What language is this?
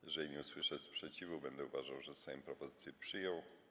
Polish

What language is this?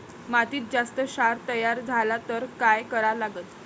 Marathi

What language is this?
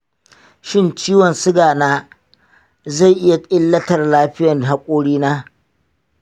Hausa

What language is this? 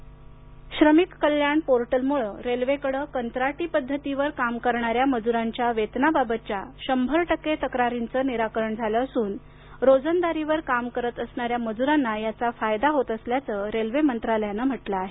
Marathi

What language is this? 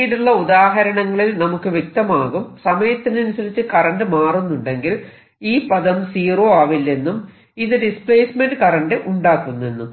Malayalam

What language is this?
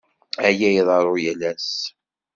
Kabyle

